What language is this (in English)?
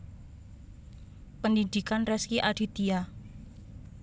Javanese